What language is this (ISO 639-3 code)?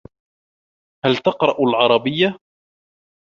ara